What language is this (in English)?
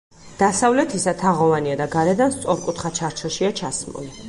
Georgian